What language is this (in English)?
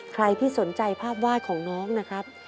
Thai